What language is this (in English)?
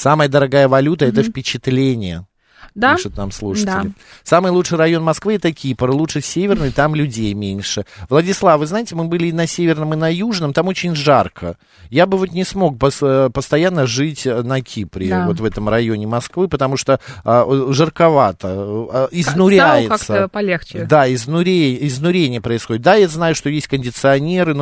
Russian